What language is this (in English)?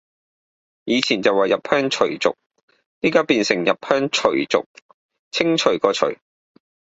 Cantonese